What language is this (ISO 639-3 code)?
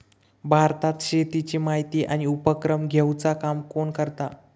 mar